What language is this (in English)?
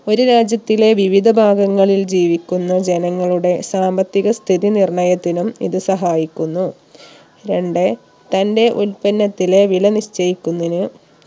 Malayalam